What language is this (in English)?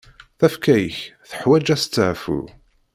Kabyle